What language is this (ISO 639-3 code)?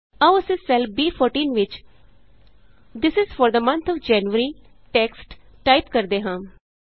pan